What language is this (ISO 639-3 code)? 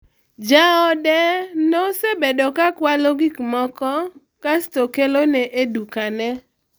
luo